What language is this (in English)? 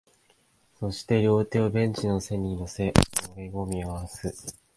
Japanese